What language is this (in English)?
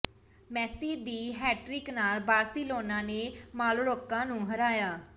Punjabi